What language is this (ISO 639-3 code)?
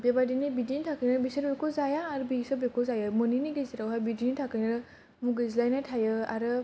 brx